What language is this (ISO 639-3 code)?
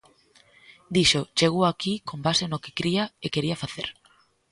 glg